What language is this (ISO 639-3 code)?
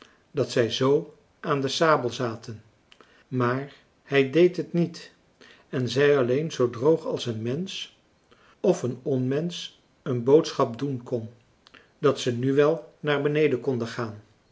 nld